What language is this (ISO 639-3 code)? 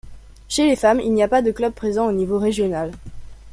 fra